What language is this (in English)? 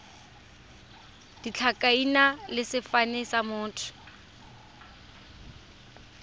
Tswana